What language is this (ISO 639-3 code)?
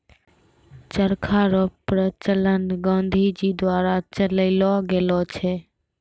mai